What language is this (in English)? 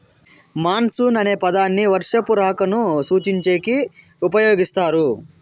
Telugu